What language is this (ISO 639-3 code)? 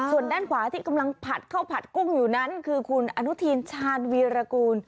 tha